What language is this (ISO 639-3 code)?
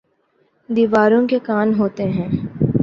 urd